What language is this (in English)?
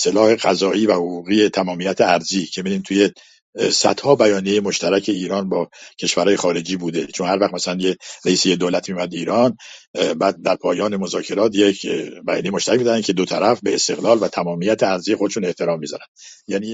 Persian